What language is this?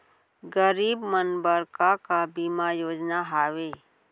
Chhattisgarhi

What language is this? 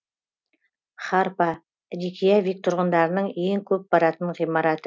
Kazakh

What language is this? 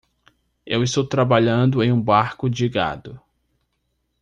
Portuguese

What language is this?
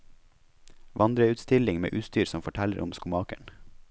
Norwegian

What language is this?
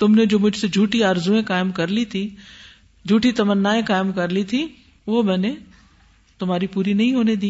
Urdu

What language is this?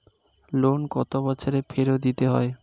Bangla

